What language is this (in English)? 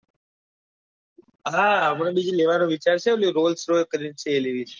Gujarati